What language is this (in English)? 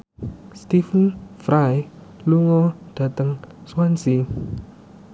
Javanese